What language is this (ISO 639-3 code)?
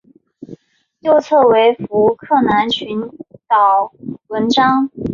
zho